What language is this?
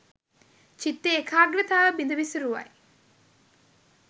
Sinhala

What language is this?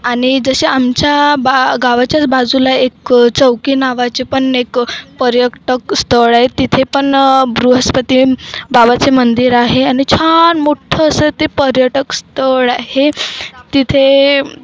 Marathi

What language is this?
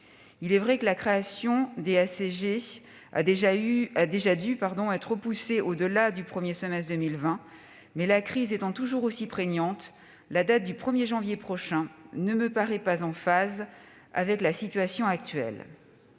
French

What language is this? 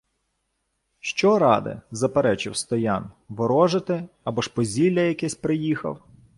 Ukrainian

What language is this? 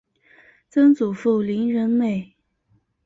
Chinese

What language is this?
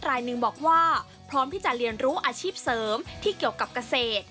Thai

